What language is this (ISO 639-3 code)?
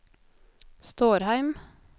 nor